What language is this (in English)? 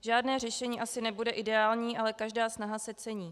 Czech